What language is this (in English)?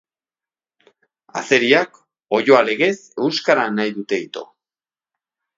Basque